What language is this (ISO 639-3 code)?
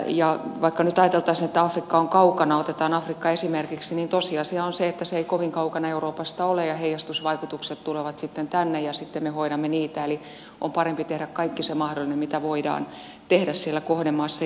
fin